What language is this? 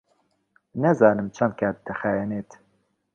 Central Kurdish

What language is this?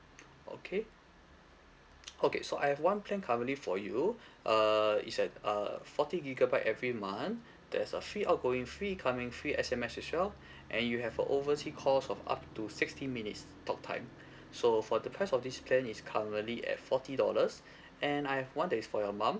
English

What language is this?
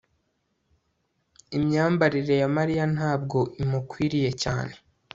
Kinyarwanda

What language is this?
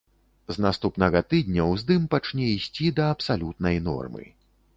Belarusian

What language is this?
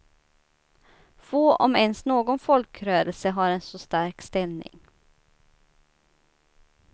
Swedish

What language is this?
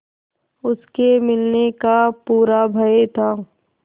Hindi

